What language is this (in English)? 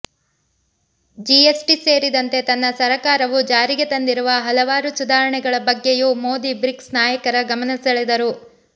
Kannada